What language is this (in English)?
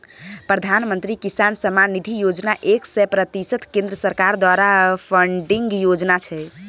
Maithili